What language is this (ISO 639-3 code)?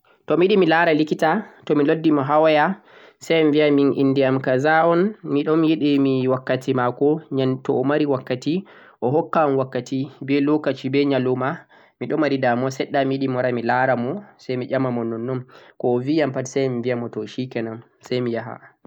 fuq